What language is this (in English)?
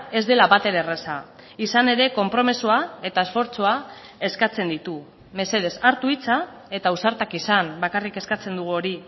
Basque